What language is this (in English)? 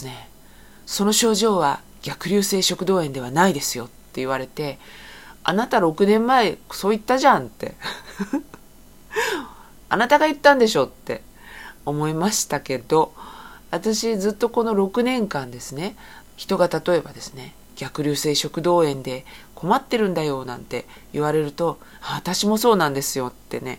Japanese